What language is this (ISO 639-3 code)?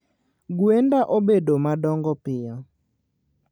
luo